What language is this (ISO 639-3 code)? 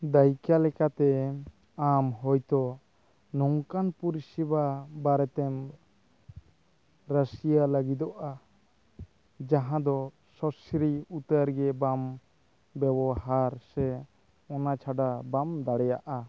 sat